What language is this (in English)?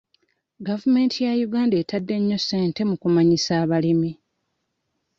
Ganda